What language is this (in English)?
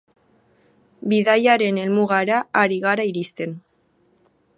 Basque